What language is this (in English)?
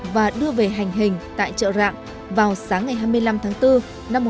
Vietnamese